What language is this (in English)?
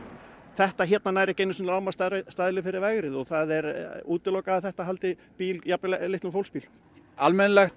Icelandic